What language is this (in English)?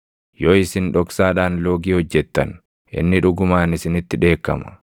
Oromo